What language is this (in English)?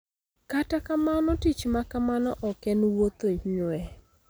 Luo (Kenya and Tanzania)